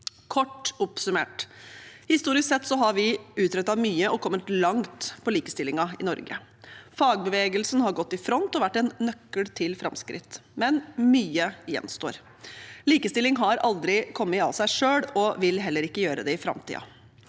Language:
Norwegian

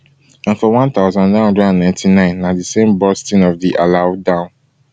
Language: Nigerian Pidgin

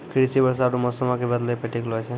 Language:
Maithili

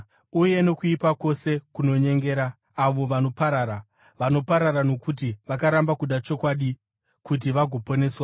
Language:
Shona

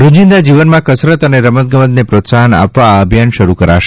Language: Gujarati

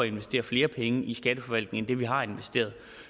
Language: Danish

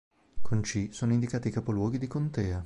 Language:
Italian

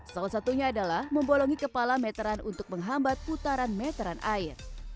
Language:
Indonesian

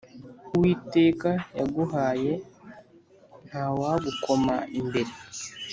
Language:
Kinyarwanda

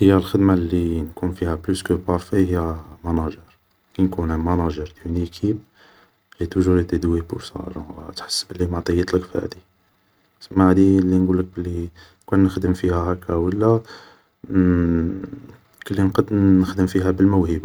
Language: Algerian Arabic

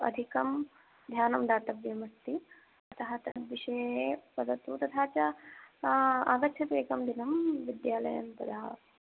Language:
Sanskrit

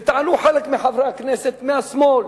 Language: Hebrew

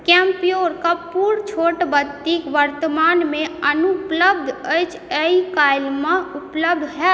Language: Maithili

